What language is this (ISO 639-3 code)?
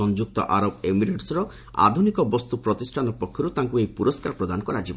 ori